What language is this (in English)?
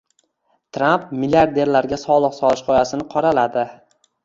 Uzbek